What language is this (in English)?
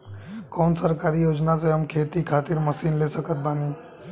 Bhojpuri